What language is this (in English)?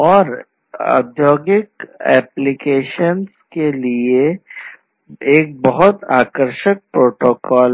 Hindi